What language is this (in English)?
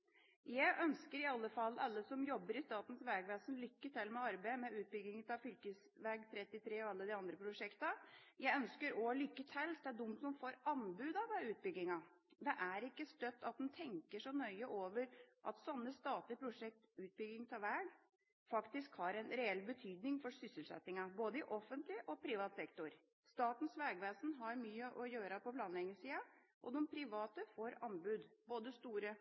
Norwegian Bokmål